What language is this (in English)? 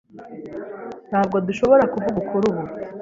Kinyarwanda